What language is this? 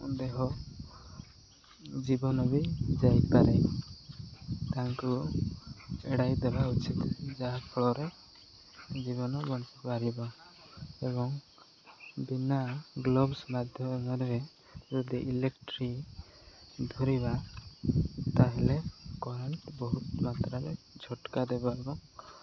Odia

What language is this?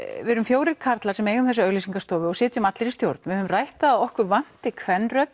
Icelandic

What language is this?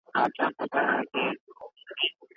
Pashto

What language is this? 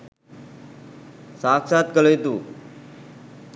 Sinhala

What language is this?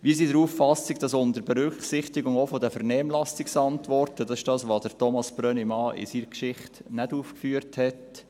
Swiss German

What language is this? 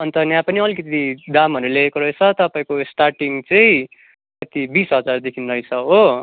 Nepali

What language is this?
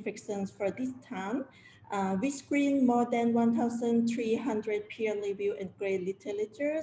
English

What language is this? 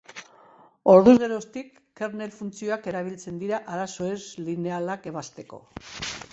Basque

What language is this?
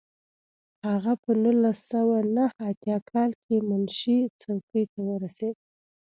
Pashto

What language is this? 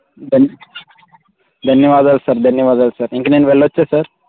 Telugu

